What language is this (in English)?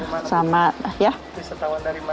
Indonesian